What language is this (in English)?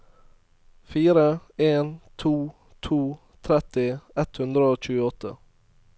Norwegian